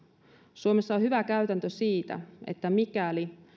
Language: Finnish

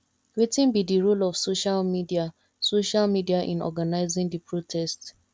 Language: Nigerian Pidgin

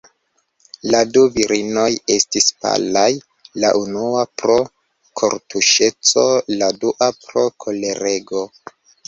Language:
Esperanto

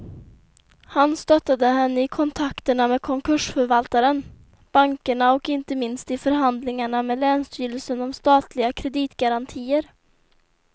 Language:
Swedish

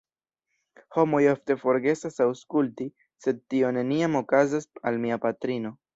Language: Esperanto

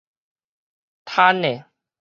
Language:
Min Nan Chinese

